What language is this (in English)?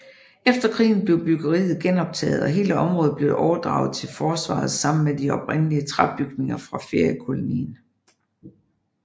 Danish